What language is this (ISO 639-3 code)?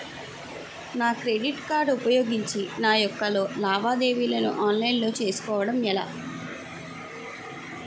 tel